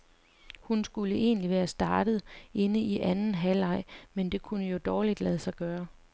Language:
Danish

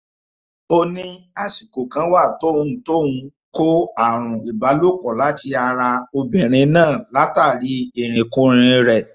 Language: Yoruba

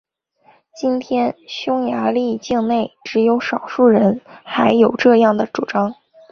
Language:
Chinese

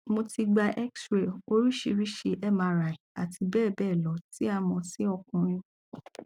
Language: Yoruba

